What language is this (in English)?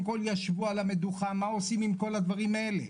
Hebrew